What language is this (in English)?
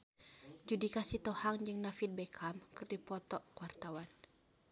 Sundanese